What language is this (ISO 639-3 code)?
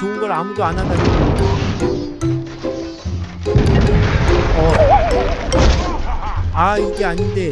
kor